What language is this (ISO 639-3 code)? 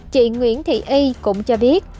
vie